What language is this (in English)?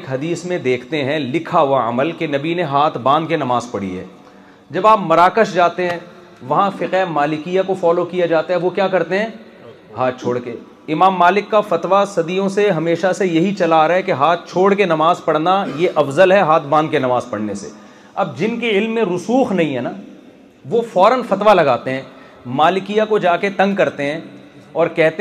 Urdu